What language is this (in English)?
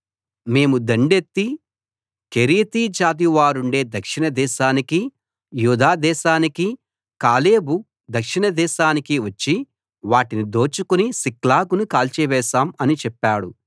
Telugu